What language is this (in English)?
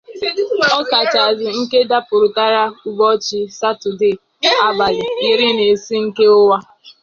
Igbo